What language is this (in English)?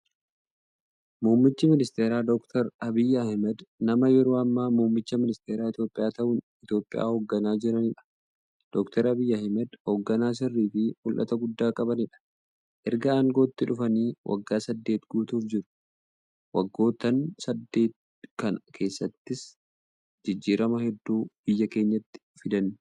Oromo